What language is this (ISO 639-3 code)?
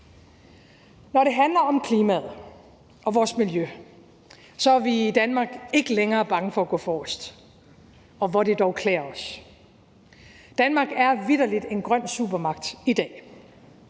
dan